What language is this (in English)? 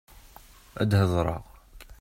Kabyle